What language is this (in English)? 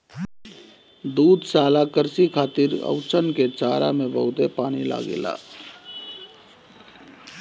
Bhojpuri